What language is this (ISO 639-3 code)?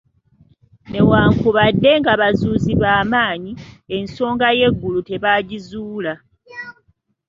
lug